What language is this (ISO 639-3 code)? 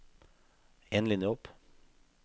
nor